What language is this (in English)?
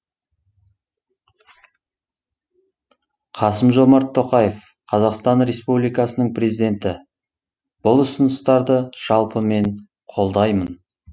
Kazakh